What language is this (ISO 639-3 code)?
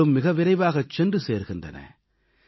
tam